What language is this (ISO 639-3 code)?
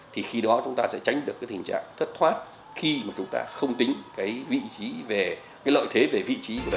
vie